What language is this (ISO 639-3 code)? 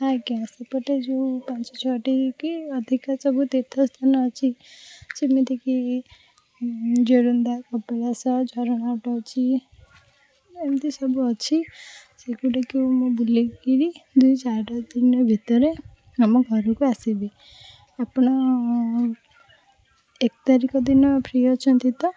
ori